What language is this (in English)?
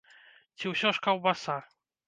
Belarusian